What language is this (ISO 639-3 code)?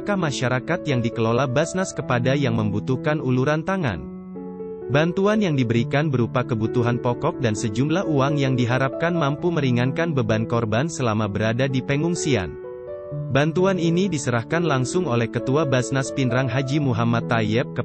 ind